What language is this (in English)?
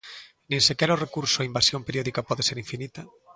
Galician